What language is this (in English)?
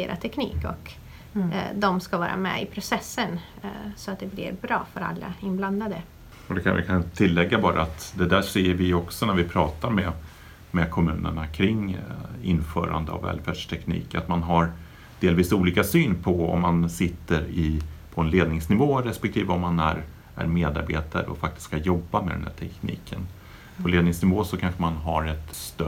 Swedish